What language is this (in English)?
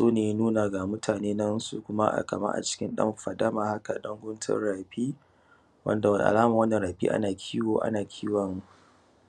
Hausa